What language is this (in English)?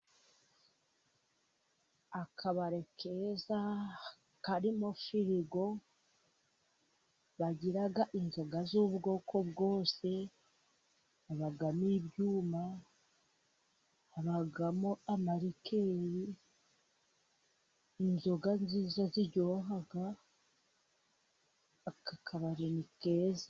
Kinyarwanda